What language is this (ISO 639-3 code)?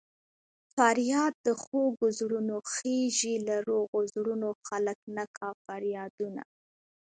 pus